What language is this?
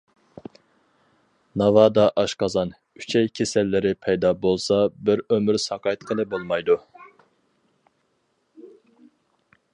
Uyghur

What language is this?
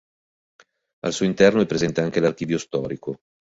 Italian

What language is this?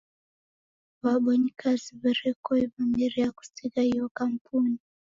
Taita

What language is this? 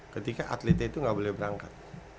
Indonesian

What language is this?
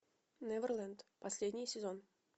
Russian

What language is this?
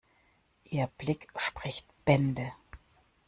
German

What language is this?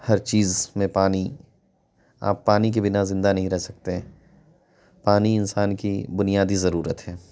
Urdu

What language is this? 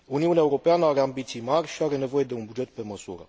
Romanian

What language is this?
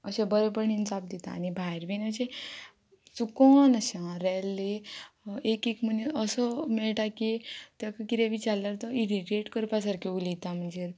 Konkani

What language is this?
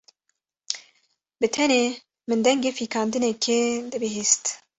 Kurdish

